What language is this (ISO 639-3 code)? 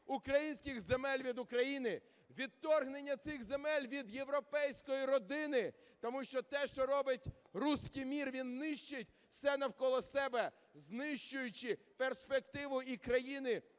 ukr